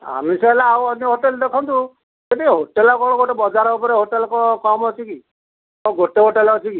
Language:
Odia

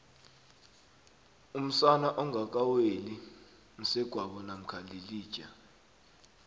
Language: South Ndebele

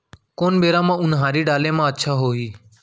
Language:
Chhattisgarhi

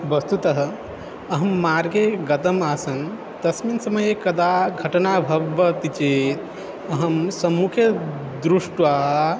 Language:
Sanskrit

